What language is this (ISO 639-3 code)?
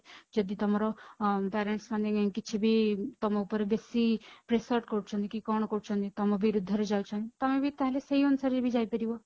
ori